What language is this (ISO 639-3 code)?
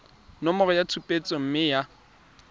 tsn